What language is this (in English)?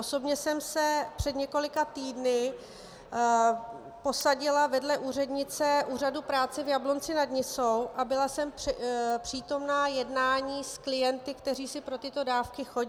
Czech